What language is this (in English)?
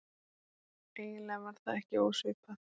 Icelandic